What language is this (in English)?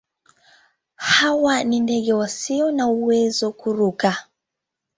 Swahili